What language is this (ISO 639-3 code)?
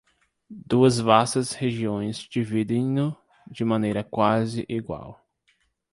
por